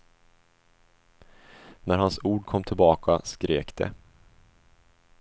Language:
Swedish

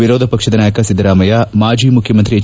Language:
Kannada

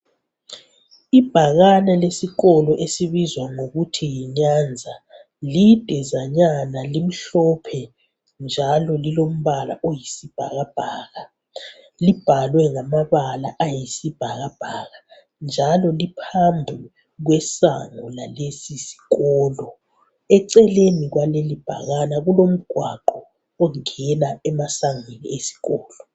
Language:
North Ndebele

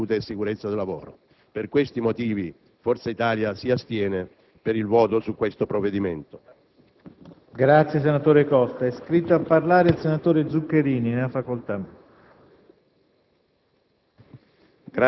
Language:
Italian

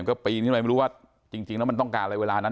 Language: Thai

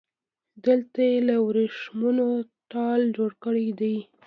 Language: Pashto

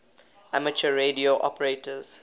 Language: English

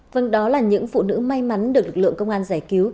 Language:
Vietnamese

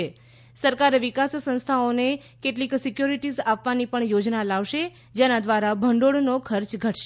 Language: Gujarati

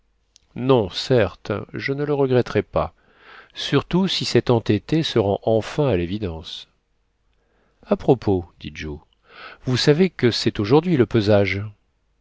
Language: French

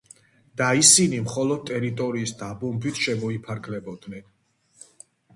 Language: Georgian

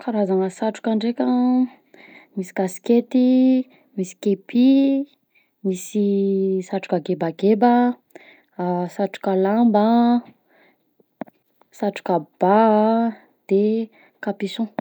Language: Southern Betsimisaraka Malagasy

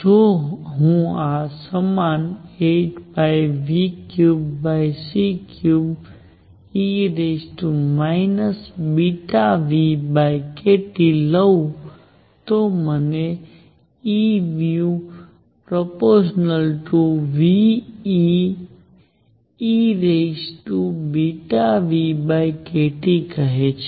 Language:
Gujarati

